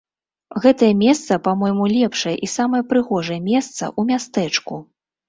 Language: Belarusian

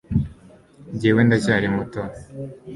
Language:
Kinyarwanda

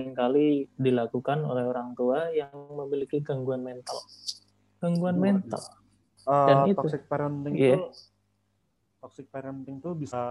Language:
Indonesian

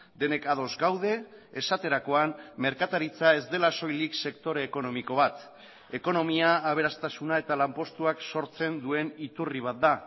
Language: Basque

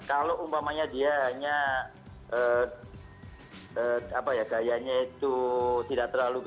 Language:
Indonesian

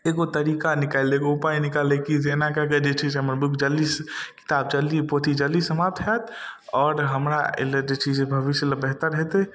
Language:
Maithili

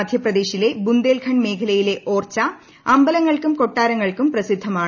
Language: Malayalam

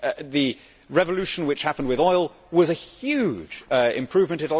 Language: English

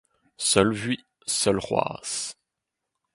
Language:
Breton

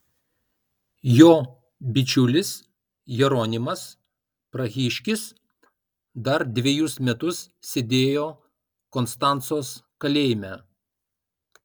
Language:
Lithuanian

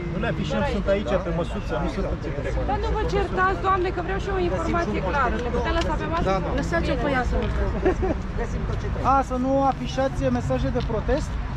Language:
Romanian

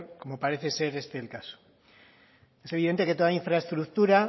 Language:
Spanish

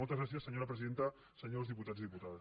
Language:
Catalan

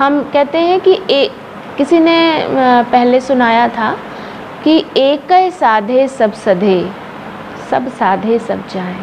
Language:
Hindi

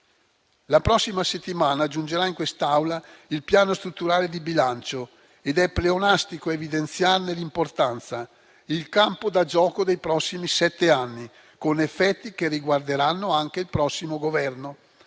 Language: Italian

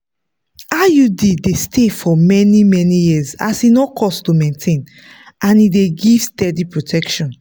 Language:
Nigerian Pidgin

